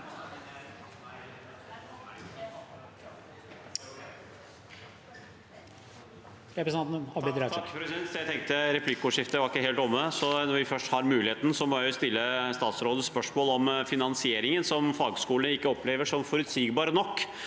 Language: Norwegian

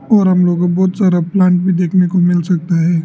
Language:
Hindi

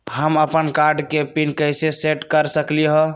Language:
Magahi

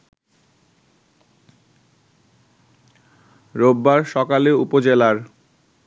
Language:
Bangla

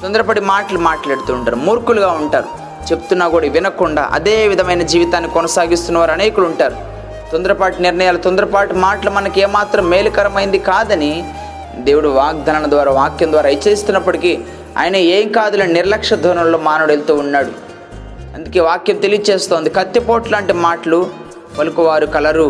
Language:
Telugu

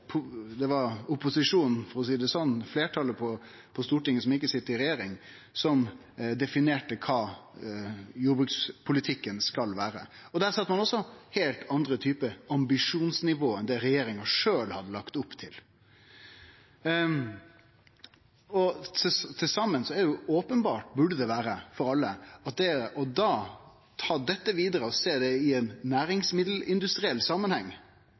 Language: Norwegian Nynorsk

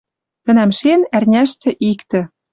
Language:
Western Mari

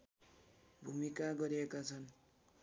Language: Nepali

